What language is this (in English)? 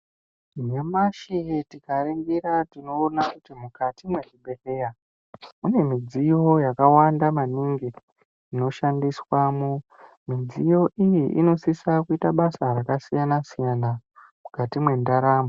Ndau